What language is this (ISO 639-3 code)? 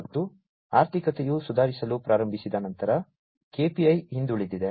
kan